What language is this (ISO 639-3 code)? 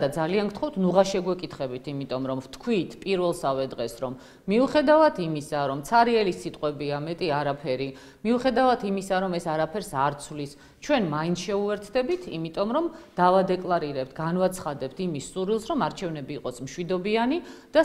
ron